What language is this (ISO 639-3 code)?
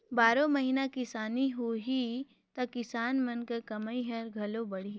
hne